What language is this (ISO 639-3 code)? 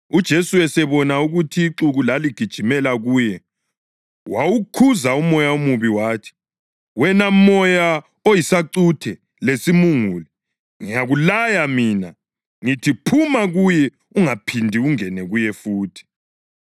nde